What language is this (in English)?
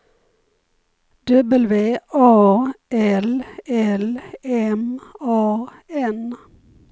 Swedish